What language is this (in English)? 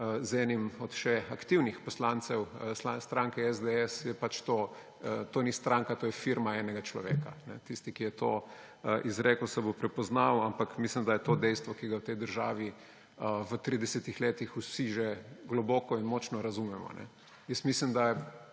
Slovenian